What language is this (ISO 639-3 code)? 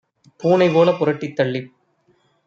tam